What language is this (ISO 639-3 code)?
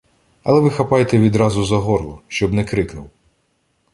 ukr